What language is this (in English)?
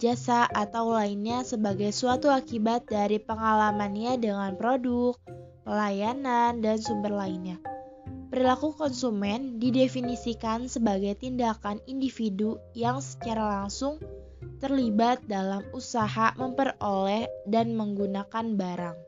Indonesian